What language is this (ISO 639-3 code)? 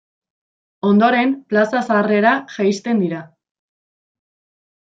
eus